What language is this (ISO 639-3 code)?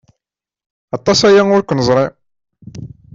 kab